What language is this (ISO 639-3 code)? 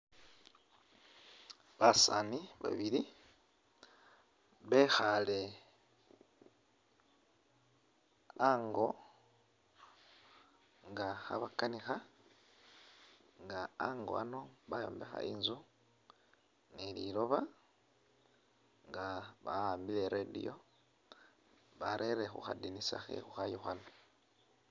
myx